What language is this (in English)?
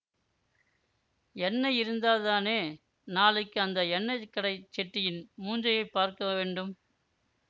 Tamil